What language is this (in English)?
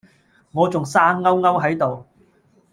Cantonese